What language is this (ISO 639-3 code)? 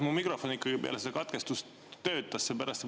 est